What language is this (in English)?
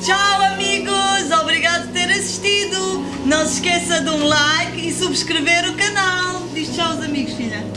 Portuguese